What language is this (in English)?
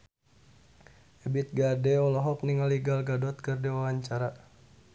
Sundanese